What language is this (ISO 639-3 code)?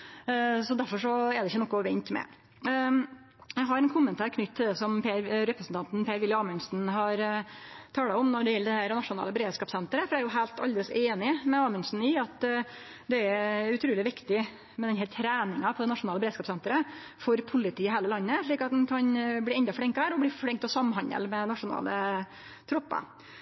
nno